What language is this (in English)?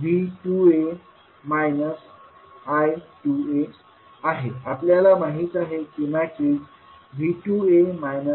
Marathi